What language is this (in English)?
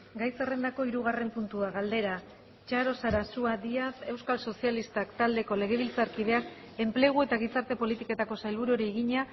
Basque